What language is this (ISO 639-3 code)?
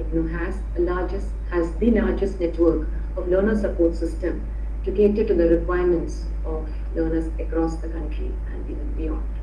eng